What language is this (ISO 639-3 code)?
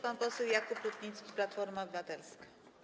pol